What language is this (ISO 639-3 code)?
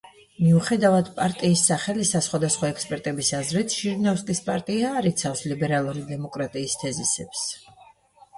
kat